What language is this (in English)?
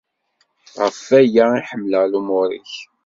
Kabyle